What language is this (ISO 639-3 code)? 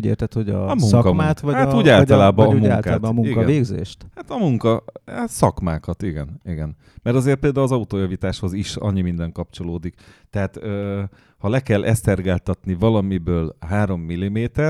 hun